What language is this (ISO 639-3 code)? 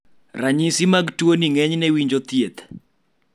luo